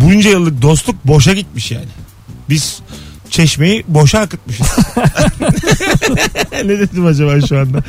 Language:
Turkish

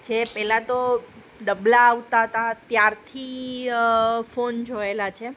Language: Gujarati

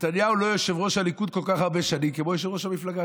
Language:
Hebrew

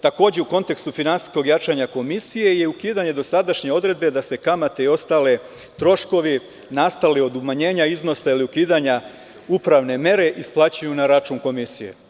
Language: Serbian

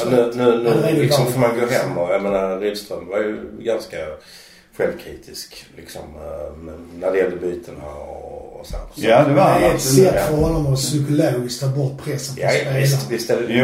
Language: Swedish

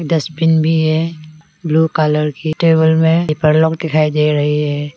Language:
Hindi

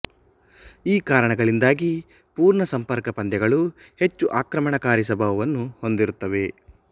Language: Kannada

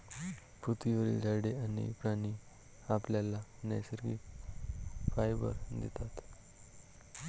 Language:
Marathi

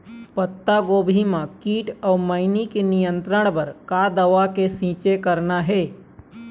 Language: Chhattisgarhi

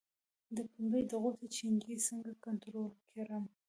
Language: Pashto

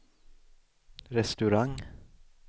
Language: Swedish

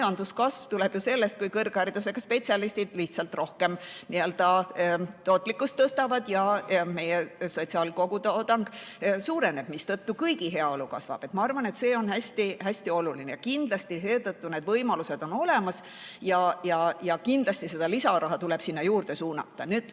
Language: Estonian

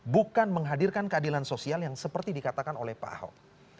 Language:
Indonesian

